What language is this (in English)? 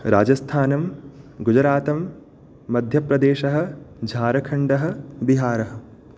Sanskrit